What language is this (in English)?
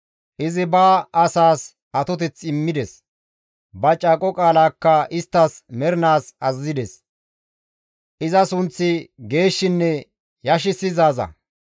Gamo